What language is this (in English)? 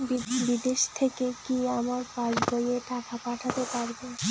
Bangla